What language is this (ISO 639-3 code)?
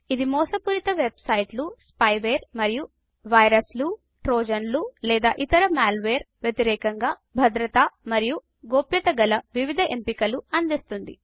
tel